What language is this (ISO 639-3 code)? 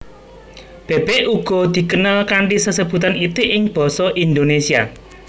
jav